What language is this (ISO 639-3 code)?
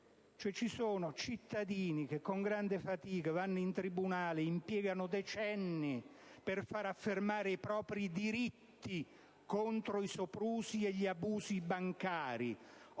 ita